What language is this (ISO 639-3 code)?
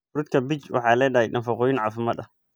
som